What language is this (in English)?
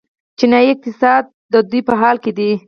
Pashto